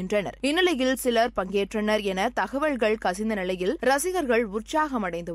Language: Tamil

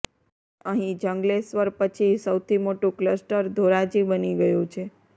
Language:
Gujarati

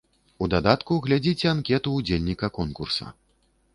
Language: Belarusian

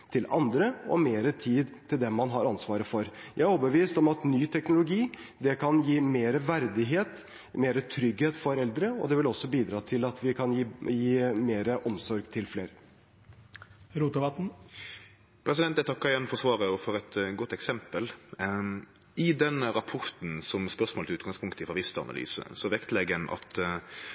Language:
Norwegian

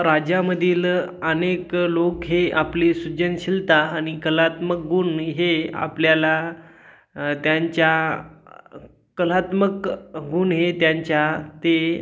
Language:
Marathi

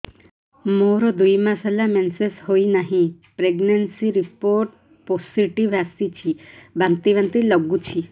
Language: Odia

